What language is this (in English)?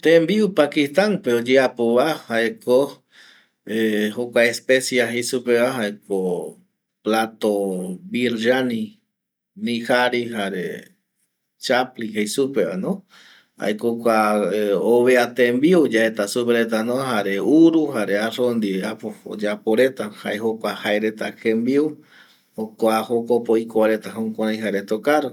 Eastern Bolivian Guaraní